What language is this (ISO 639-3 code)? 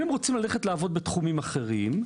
heb